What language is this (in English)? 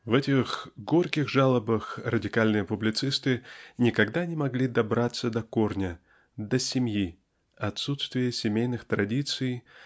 Russian